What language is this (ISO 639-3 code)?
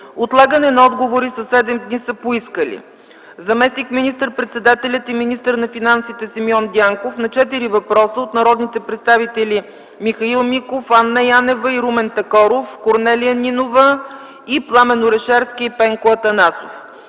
bul